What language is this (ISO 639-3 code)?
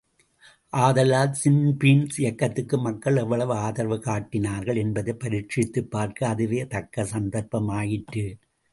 tam